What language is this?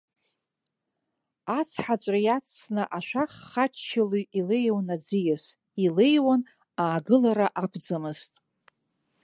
Abkhazian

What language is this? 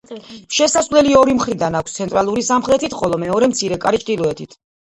Georgian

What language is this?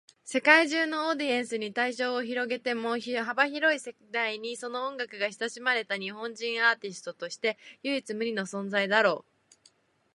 Japanese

